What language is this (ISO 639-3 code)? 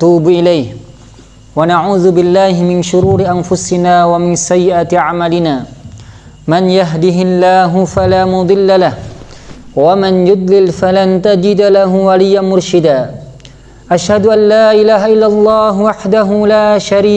ind